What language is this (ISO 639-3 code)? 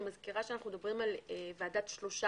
heb